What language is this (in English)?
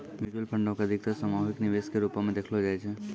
Maithili